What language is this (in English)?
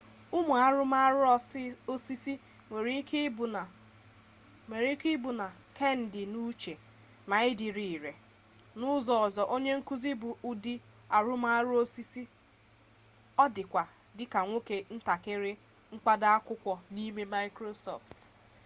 Igbo